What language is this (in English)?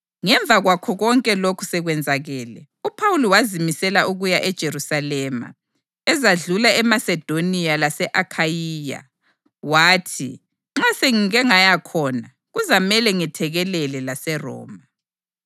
North Ndebele